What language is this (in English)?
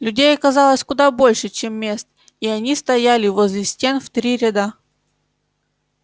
Russian